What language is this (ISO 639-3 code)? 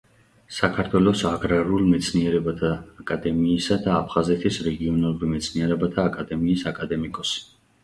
kat